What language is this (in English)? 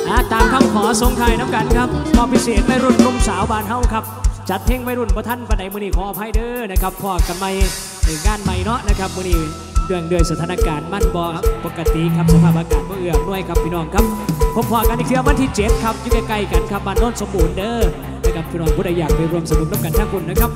Thai